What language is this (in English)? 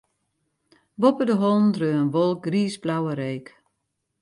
Western Frisian